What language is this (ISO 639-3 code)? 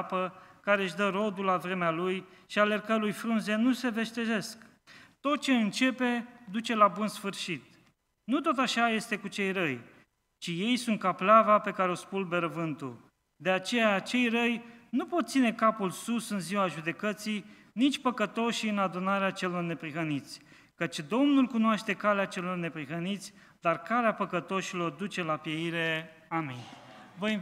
ron